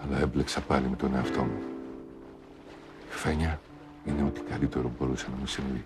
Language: Greek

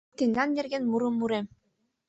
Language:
Mari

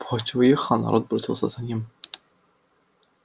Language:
Russian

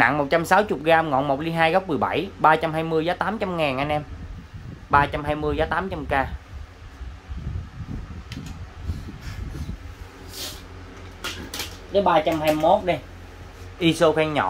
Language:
Vietnamese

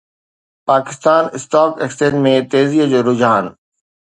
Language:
Sindhi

